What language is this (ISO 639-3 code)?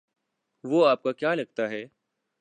urd